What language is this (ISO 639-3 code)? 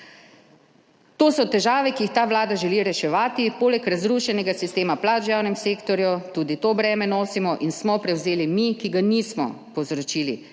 slv